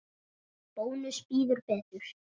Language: Icelandic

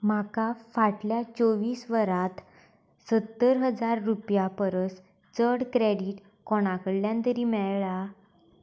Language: Konkani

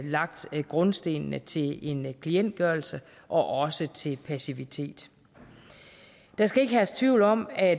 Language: Danish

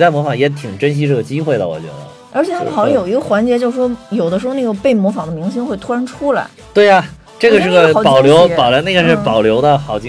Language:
Chinese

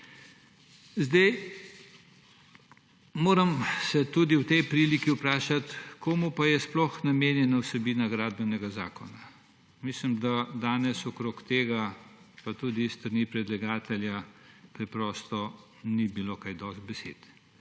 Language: Slovenian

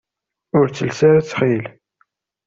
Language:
Kabyle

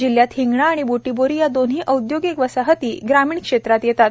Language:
Marathi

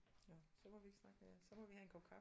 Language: Danish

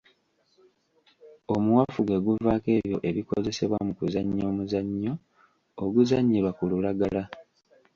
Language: Ganda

